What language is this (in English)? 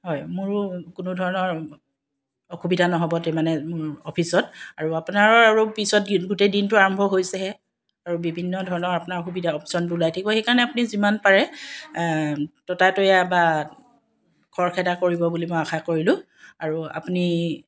Assamese